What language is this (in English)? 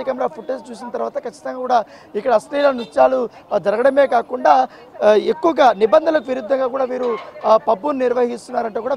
Telugu